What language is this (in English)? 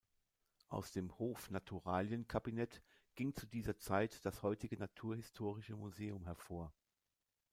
German